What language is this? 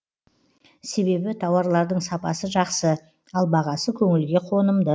Kazakh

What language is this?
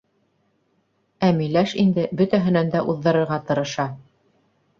Bashkir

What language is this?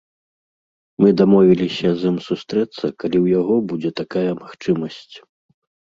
Belarusian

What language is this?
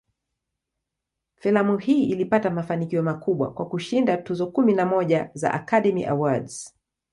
Swahili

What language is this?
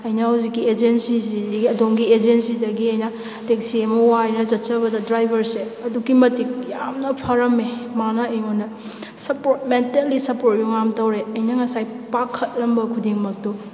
Manipuri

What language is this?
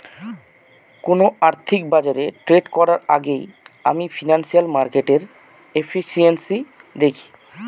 Bangla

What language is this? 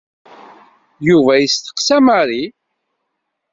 Kabyle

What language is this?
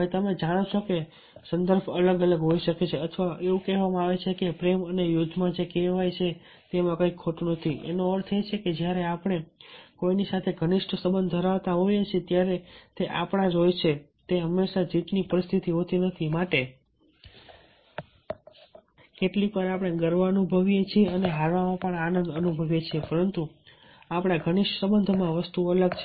Gujarati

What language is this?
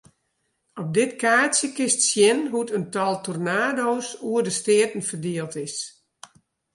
Western Frisian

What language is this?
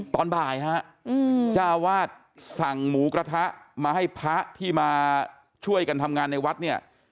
Thai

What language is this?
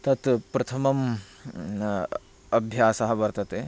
Sanskrit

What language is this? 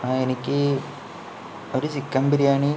Malayalam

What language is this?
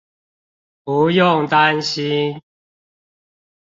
Chinese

